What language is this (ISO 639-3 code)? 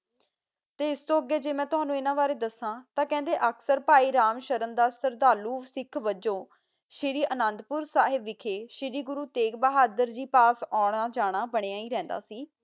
pan